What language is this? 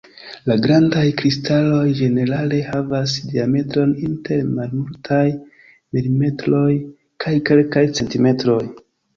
Esperanto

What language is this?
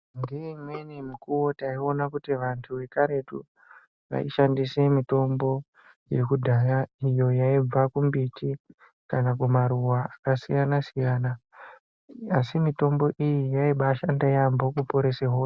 Ndau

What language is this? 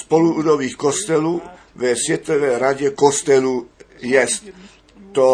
Czech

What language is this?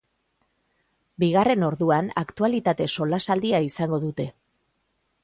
Basque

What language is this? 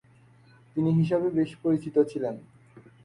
Bangla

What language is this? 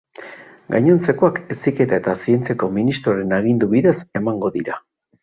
Basque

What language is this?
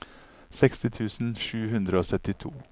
Norwegian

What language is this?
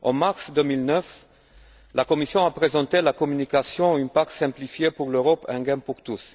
French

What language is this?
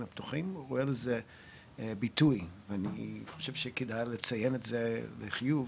Hebrew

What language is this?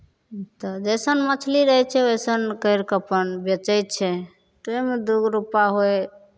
Maithili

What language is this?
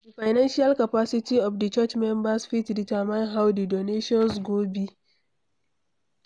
Nigerian Pidgin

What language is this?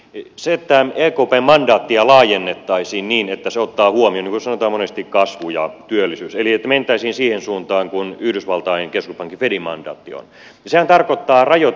Finnish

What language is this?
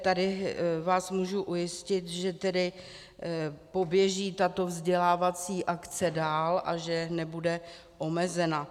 Czech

